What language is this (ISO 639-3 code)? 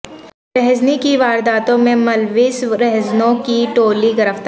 urd